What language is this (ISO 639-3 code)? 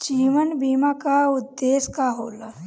bho